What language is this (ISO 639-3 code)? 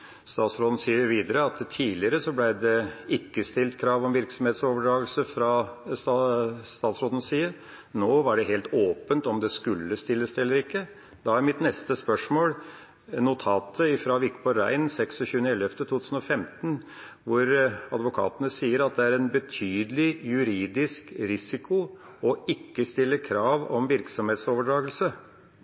nob